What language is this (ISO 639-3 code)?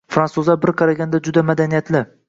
uzb